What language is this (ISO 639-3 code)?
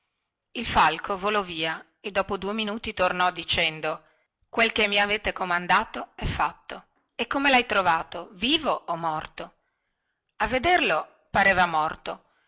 ita